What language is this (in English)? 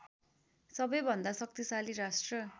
Nepali